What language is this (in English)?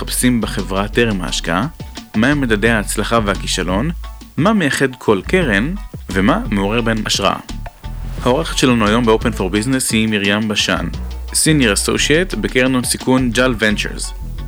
Hebrew